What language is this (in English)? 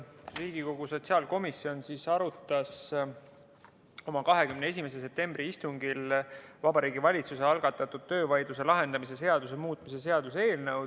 Estonian